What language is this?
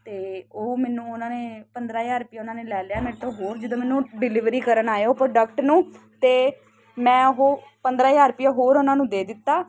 Punjabi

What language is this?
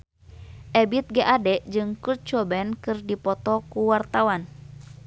Sundanese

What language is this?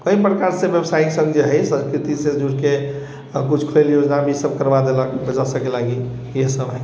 Maithili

